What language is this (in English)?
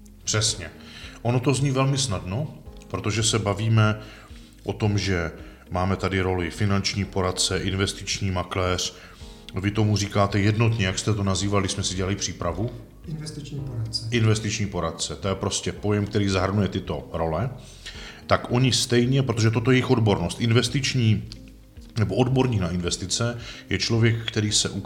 Czech